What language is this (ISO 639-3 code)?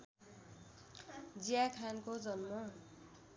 nep